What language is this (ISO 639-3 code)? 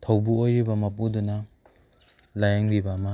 mni